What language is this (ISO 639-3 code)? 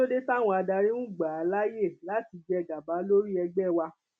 yor